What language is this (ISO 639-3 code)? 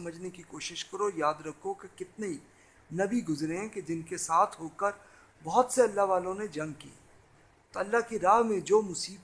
urd